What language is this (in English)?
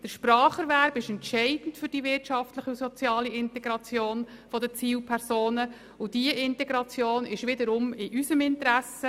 Swiss German